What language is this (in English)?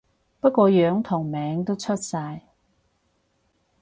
Cantonese